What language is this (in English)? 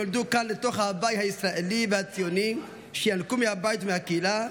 Hebrew